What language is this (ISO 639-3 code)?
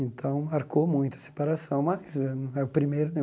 por